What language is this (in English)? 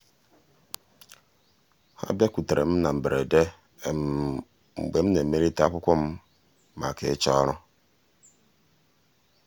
Igbo